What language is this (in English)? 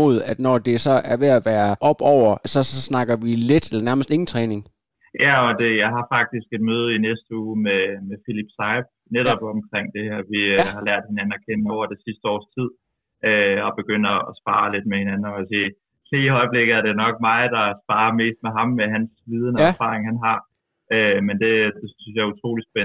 Danish